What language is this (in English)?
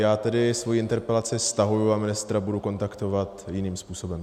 Czech